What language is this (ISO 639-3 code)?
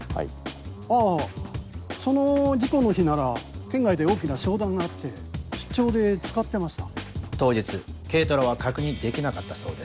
jpn